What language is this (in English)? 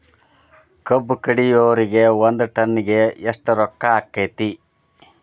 Kannada